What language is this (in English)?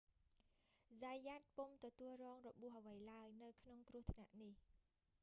Khmer